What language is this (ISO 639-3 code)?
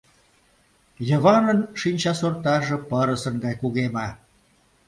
chm